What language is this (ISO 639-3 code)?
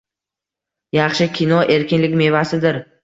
uzb